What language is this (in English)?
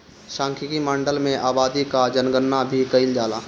Bhojpuri